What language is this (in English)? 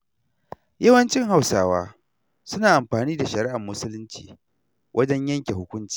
Hausa